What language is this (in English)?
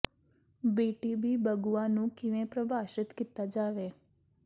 Punjabi